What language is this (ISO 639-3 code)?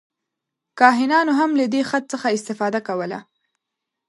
pus